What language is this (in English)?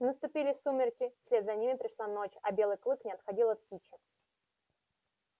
Russian